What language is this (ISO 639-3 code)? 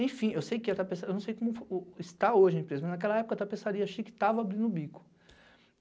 por